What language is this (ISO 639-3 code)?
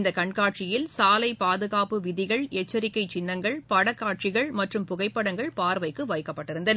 tam